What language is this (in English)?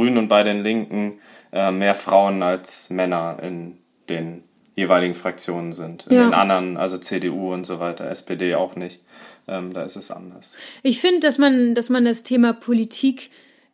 German